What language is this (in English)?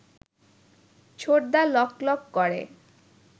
Bangla